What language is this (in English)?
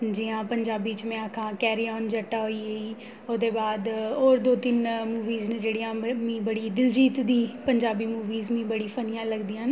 Dogri